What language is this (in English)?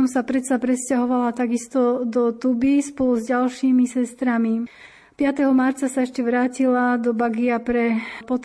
Slovak